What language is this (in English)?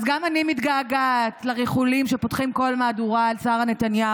Hebrew